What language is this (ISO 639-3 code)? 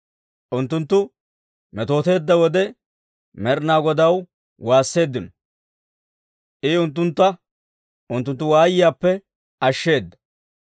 dwr